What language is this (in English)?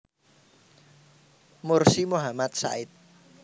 Javanese